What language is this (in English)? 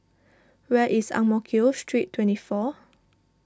English